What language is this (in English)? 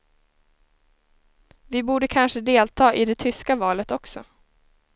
Swedish